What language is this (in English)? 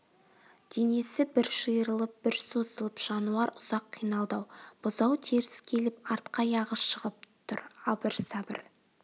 Kazakh